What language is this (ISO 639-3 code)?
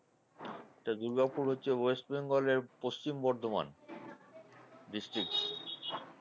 ben